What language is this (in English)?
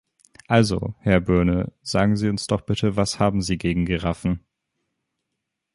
German